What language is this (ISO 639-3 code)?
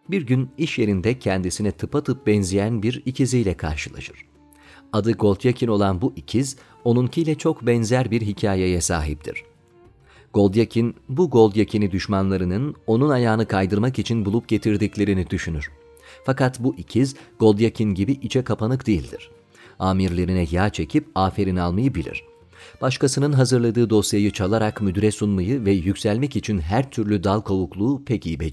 tur